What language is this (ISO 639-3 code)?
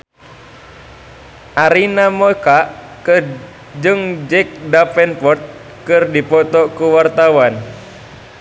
sun